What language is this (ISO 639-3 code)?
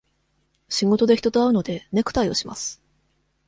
jpn